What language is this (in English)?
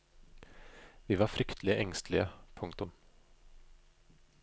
Norwegian